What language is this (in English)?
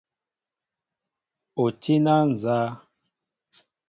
Mbo (Cameroon)